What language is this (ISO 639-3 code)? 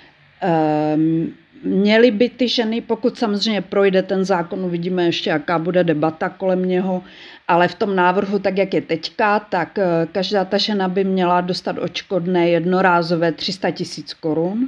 ces